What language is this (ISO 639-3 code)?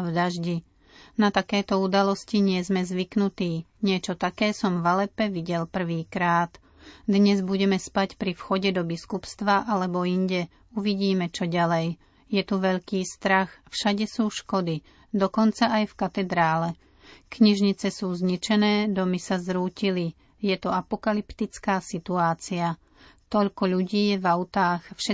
slk